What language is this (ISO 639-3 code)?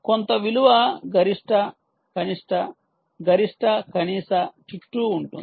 tel